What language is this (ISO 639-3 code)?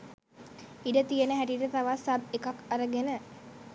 sin